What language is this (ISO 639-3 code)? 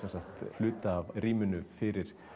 isl